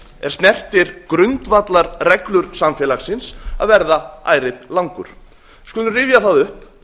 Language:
Icelandic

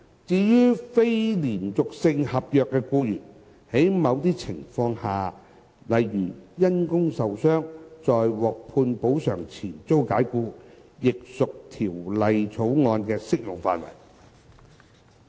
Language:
Cantonese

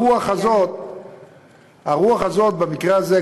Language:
Hebrew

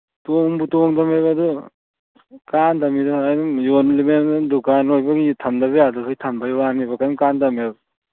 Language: Manipuri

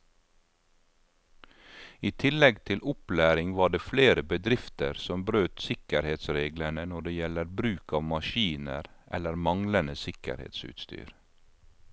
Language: Norwegian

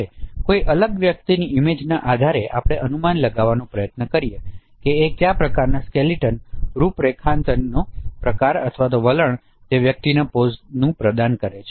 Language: Gujarati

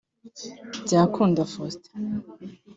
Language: Kinyarwanda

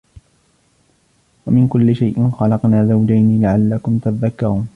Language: Arabic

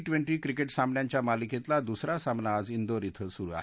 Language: Marathi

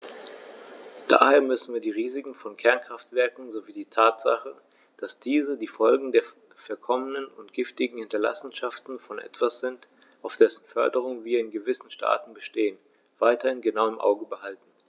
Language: German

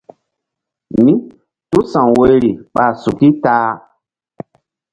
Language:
Mbum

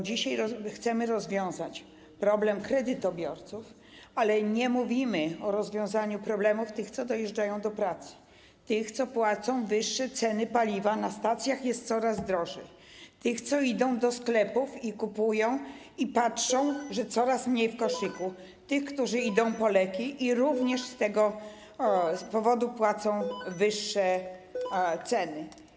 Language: Polish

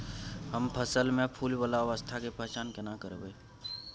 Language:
Maithili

